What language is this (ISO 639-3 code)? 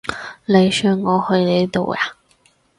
yue